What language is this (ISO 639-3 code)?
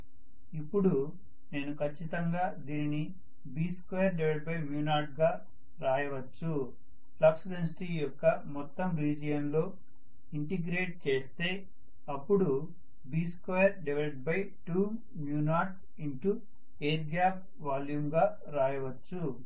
tel